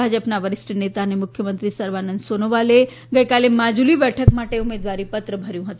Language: Gujarati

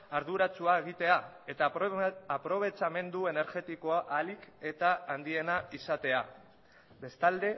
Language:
Basque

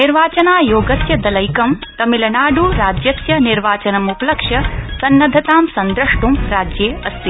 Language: Sanskrit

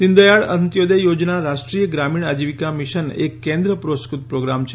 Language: Gujarati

